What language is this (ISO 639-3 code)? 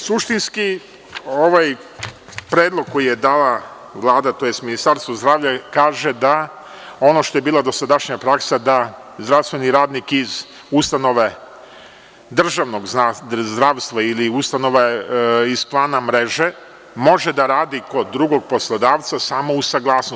srp